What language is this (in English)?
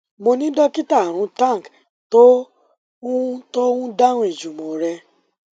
Yoruba